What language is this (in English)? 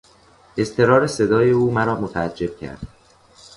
Persian